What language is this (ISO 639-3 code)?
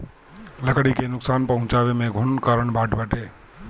bho